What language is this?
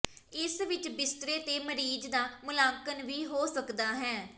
Punjabi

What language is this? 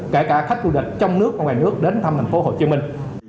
Vietnamese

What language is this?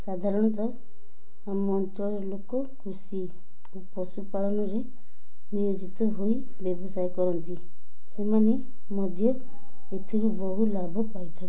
Odia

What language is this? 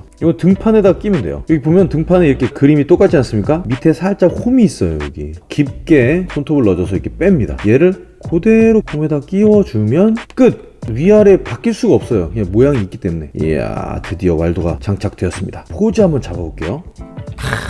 Korean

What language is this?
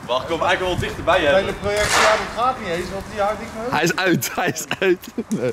Dutch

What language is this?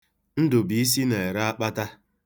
Igbo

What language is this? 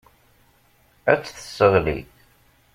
Kabyle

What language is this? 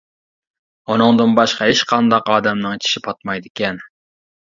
Uyghur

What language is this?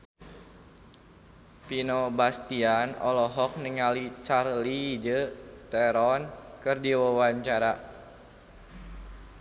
Sundanese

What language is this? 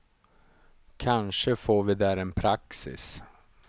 Swedish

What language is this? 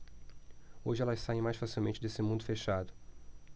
Portuguese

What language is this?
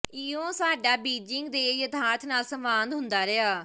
Punjabi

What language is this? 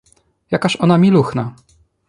Polish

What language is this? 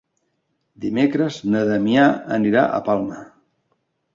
Catalan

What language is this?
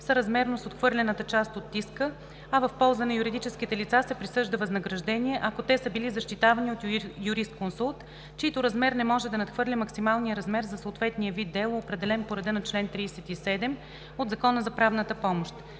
Bulgarian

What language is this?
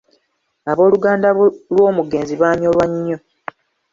Ganda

